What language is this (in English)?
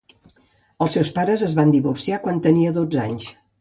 Catalan